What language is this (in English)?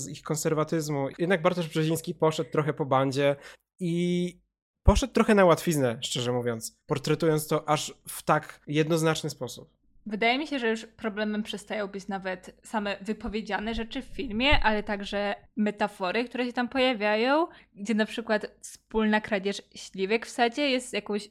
Polish